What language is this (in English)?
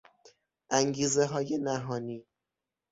Persian